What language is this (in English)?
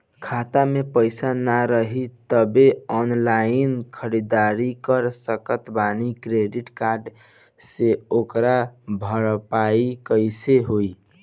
Bhojpuri